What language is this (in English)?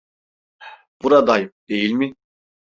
Turkish